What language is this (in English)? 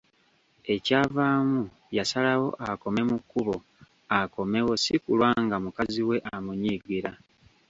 Ganda